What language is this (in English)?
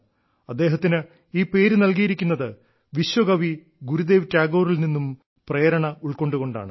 Malayalam